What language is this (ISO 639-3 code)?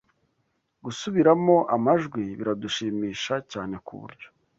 kin